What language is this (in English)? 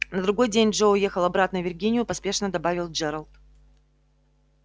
Russian